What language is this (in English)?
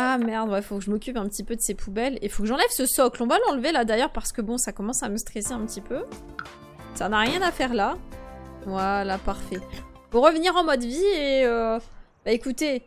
French